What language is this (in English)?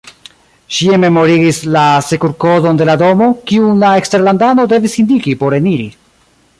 Esperanto